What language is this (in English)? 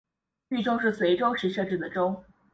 Chinese